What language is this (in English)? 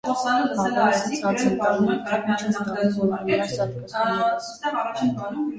Armenian